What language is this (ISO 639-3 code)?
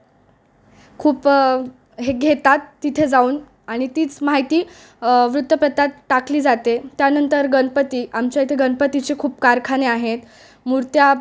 mar